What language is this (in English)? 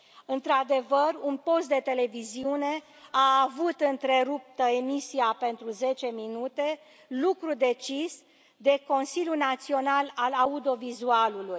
Romanian